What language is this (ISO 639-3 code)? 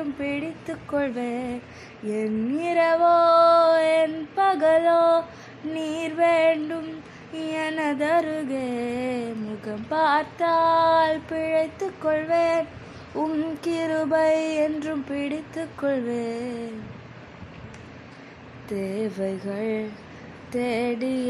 tam